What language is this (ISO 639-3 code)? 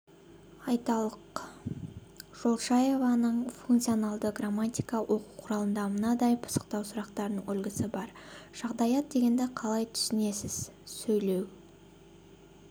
kaz